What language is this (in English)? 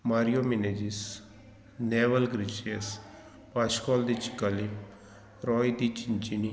Konkani